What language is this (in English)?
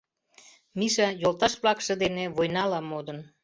Mari